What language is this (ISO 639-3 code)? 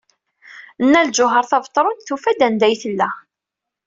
kab